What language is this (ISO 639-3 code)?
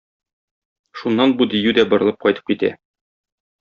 tat